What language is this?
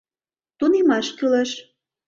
Mari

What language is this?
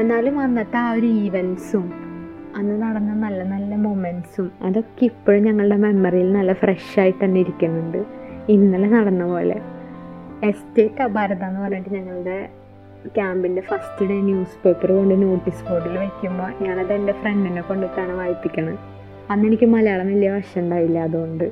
Malayalam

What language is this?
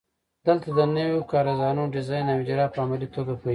Pashto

